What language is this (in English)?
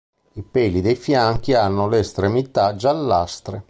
Italian